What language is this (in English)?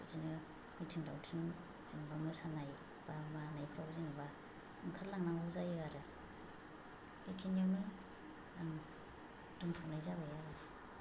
Bodo